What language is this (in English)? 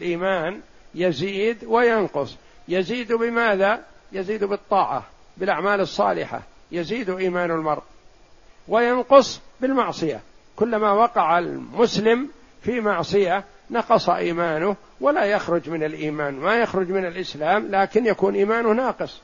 Arabic